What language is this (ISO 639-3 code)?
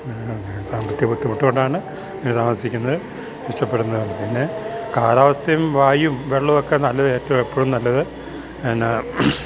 mal